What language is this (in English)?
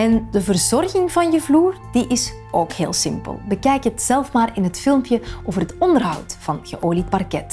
Dutch